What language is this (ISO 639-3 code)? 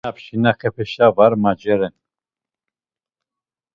lzz